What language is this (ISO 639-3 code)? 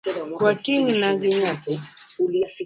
luo